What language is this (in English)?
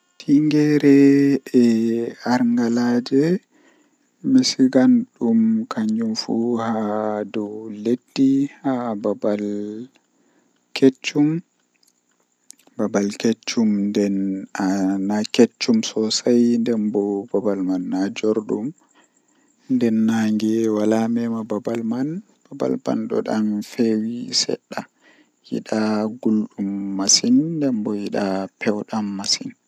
Western Niger Fulfulde